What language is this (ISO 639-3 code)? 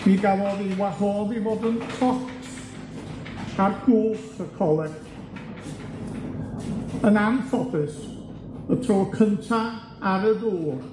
cym